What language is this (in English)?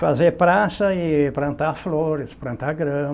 Portuguese